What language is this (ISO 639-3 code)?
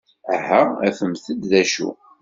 kab